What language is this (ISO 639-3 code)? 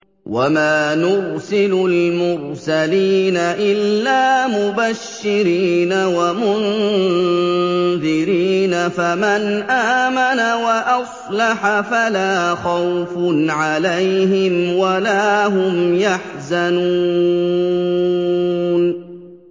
ara